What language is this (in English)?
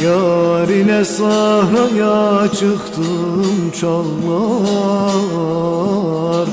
Turkish